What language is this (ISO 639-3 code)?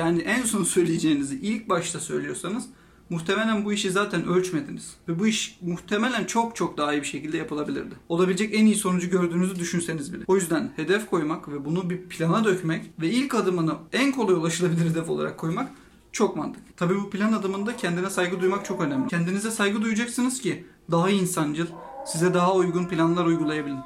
tur